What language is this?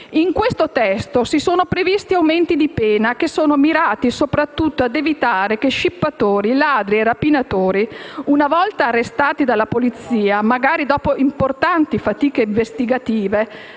Italian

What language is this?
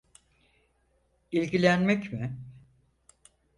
Turkish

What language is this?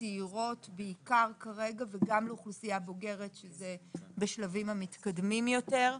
Hebrew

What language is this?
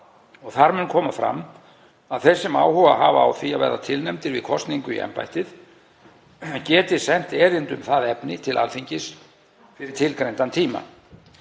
Icelandic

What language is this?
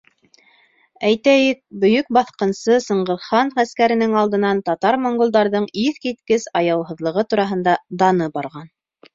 Bashkir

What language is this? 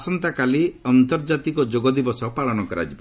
Odia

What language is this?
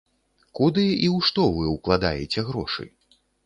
Belarusian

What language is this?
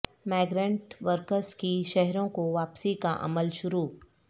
Urdu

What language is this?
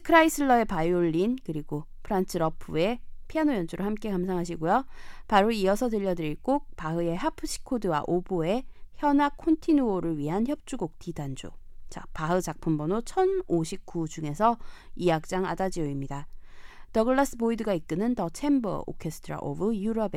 Korean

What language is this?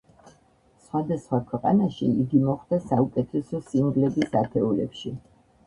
Georgian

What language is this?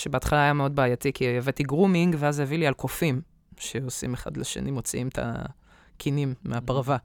Hebrew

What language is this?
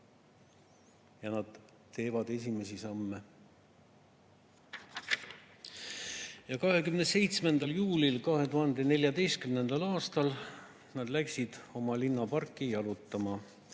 Estonian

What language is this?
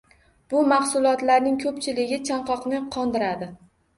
Uzbek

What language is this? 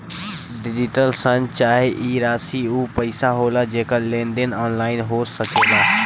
Bhojpuri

